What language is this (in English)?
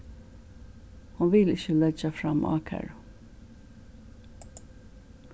Faroese